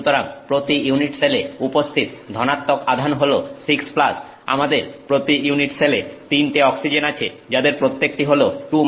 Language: Bangla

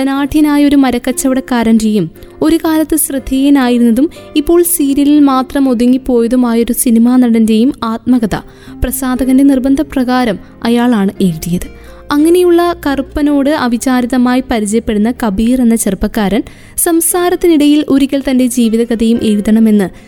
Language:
Malayalam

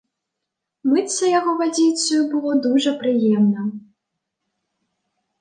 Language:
Belarusian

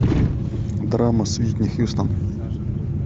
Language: Russian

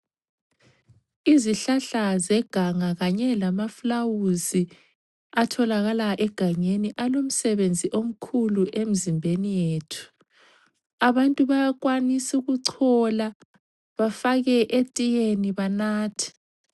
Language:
North Ndebele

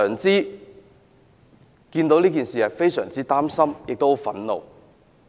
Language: Cantonese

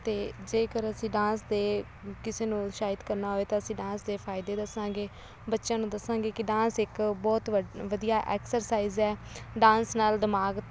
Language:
Punjabi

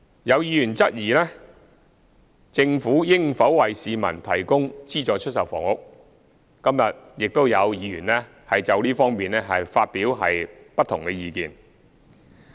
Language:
Cantonese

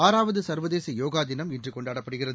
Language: Tamil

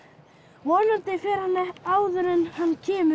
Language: Icelandic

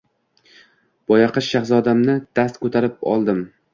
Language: Uzbek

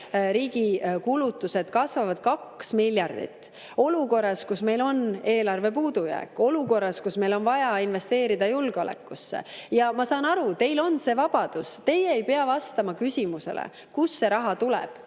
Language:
Estonian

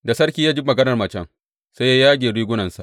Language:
Hausa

